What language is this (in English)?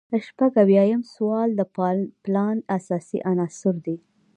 Pashto